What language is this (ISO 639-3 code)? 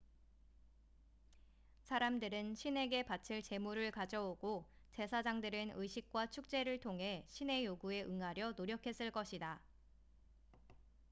kor